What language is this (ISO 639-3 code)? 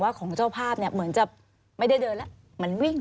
tha